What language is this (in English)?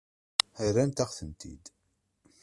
Kabyle